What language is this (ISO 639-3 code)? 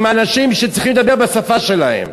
heb